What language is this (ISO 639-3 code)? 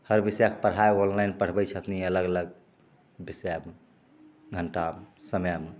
mai